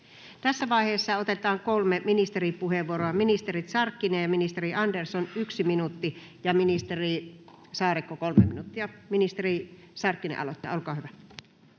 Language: Finnish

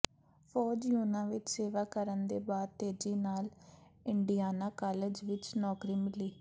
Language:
Punjabi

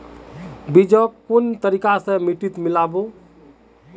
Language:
Magahi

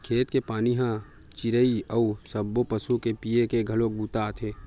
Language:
Chhattisgarhi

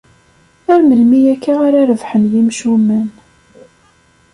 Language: Kabyle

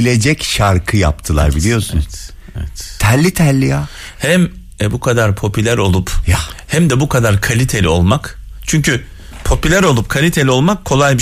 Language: Turkish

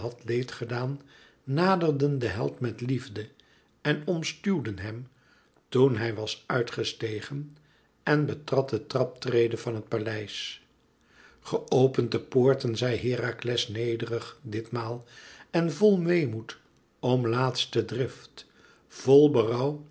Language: Dutch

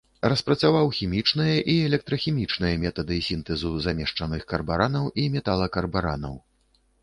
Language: Belarusian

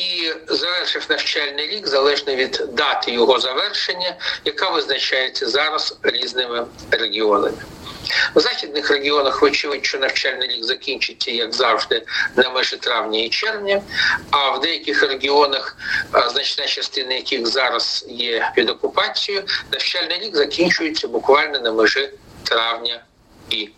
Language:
Ukrainian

